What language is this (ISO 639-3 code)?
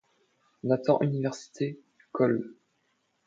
fra